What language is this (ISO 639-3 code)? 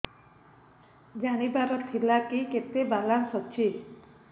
ori